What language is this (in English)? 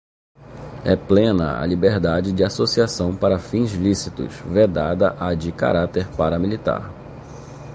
Portuguese